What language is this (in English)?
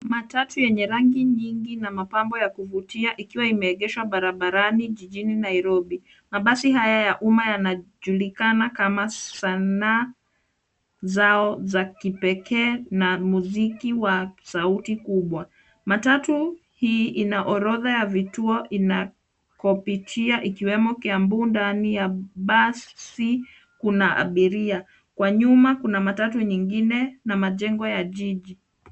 Swahili